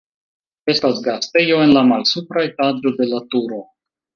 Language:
Esperanto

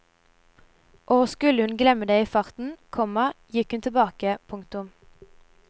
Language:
Norwegian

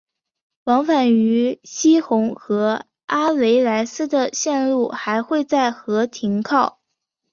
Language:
Chinese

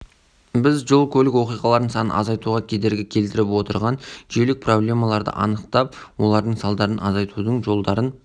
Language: Kazakh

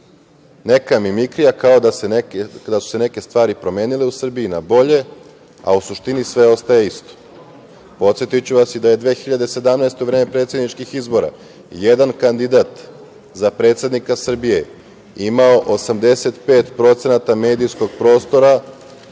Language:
Serbian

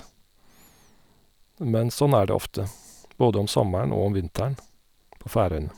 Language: Norwegian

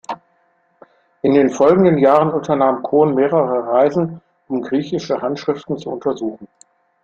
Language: German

